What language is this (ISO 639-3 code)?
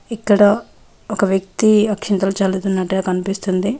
tel